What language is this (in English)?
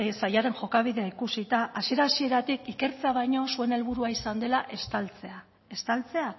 Basque